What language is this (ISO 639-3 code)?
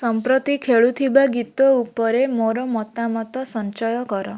ori